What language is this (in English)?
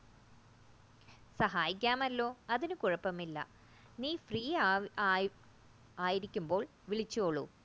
Malayalam